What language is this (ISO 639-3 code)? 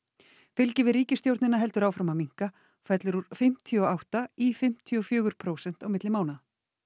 isl